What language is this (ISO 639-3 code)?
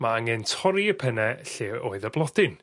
cym